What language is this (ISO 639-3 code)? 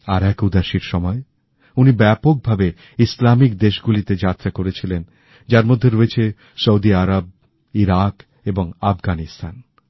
ben